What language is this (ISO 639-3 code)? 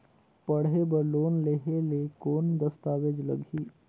hne